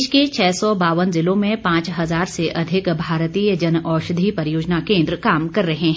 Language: Hindi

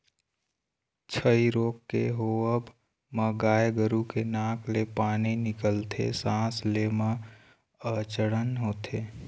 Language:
Chhattisgarhi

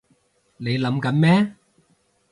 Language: Cantonese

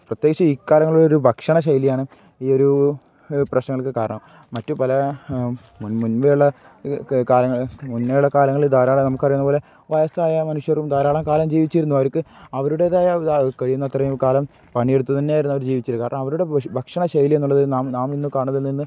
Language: Malayalam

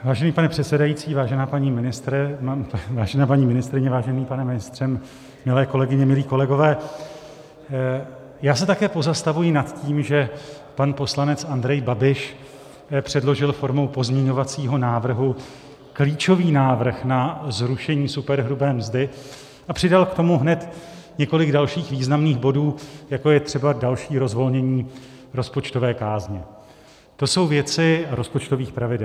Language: Czech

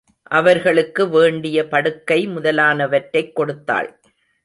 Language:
Tamil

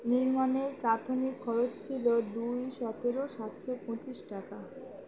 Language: Bangla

